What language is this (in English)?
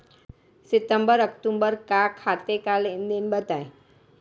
Hindi